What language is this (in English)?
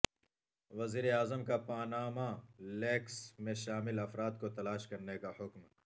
Urdu